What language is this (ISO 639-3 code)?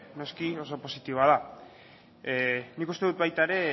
eus